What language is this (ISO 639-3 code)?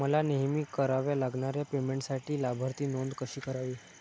mar